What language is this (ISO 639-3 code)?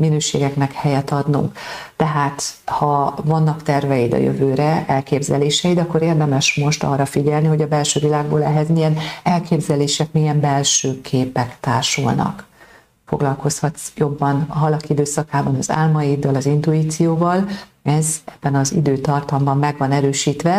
hun